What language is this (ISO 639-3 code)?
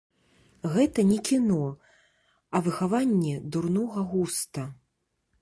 bel